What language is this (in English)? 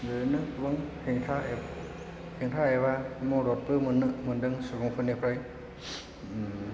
Bodo